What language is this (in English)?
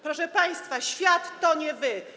Polish